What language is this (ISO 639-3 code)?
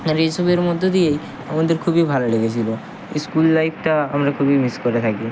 ben